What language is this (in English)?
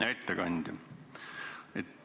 Estonian